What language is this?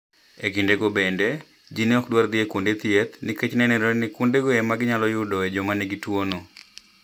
Luo (Kenya and Tanzania)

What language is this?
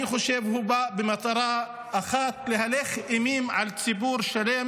Hebrew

